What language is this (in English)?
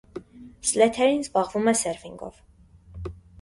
Armenian